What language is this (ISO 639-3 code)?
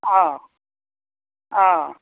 asm